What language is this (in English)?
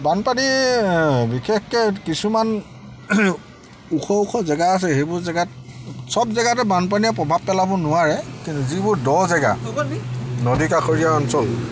Assamese